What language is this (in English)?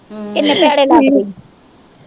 Punjabi